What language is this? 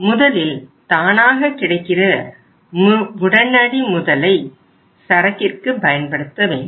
Tamil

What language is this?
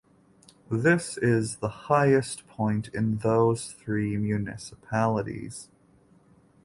English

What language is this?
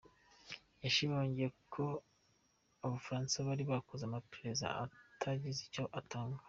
Kinyarwanda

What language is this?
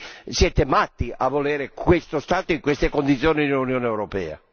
Italian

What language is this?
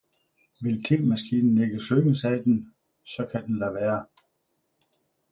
Danish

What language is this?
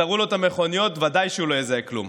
Hebrew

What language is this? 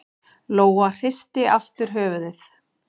Icelandic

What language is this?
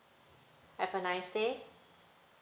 English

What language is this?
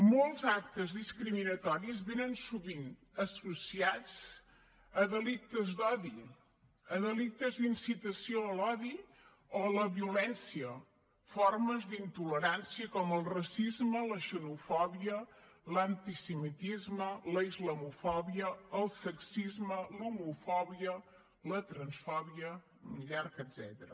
Catalan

